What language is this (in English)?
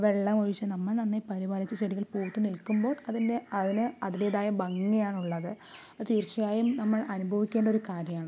Malayalam